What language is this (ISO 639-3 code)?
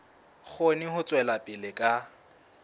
sot